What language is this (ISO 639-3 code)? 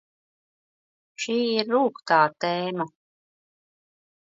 lav